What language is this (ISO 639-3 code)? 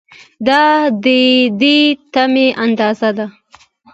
pus